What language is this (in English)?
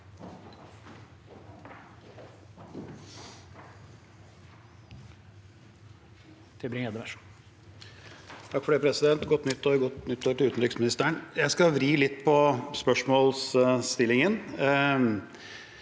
Norwegian